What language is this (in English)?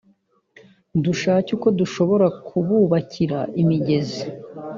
Kinyarwanda